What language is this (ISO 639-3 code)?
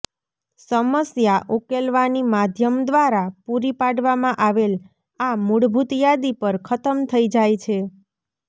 guj